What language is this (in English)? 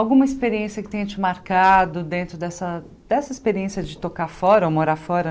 Portuguese